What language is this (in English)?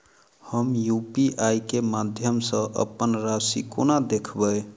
Maithili